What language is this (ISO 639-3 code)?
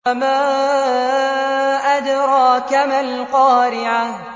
ara